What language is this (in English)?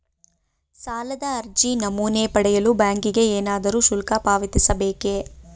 Kannada